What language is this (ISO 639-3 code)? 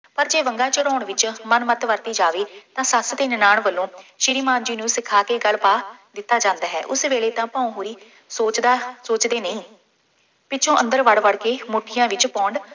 pan